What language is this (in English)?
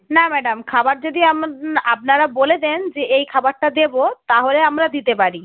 Bangla